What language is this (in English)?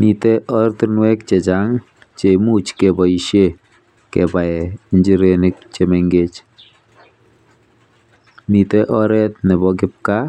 Kalenjin